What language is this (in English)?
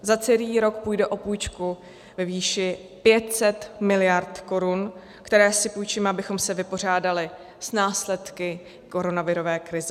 Czech